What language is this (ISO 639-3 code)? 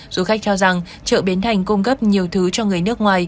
vie